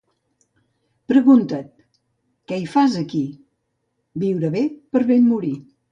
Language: Catalan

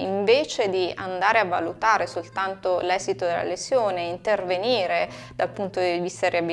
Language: Italian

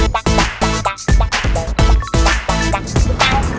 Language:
Thai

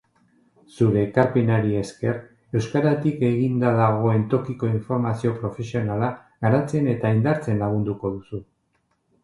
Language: Basque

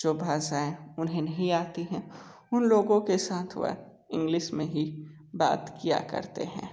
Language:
Hindi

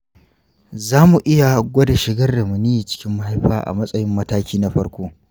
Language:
Hausa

